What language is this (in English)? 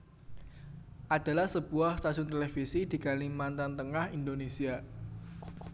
Javanese